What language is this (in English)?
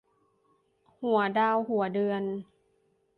Thai